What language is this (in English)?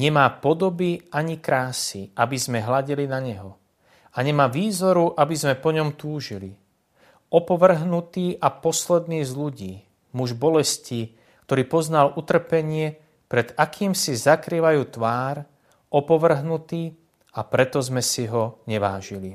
Slovak